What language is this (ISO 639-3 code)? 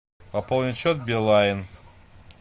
rus